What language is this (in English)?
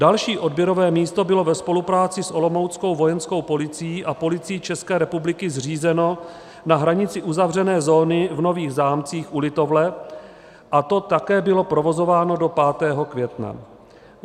Czech